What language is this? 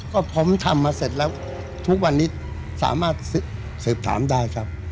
Thai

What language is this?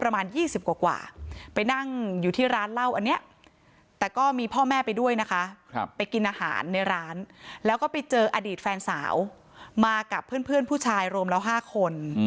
Thai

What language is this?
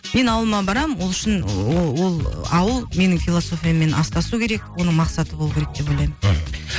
Kazakh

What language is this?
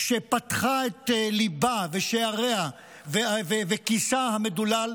Hebrew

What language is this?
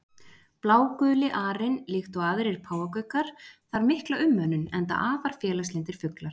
Icelandic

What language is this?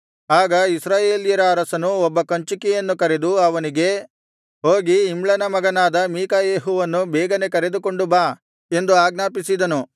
Kannada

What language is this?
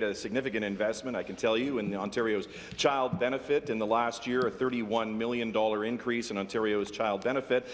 English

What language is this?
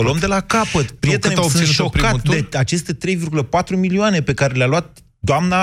Romanian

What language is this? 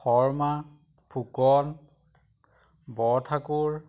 Assamese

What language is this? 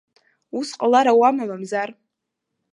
Abkhazian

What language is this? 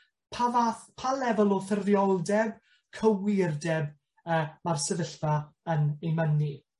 Welsh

